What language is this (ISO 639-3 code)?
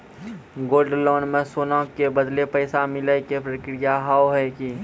mai